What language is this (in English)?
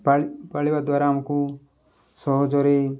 Odia